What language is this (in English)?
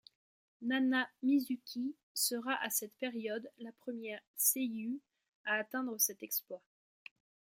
French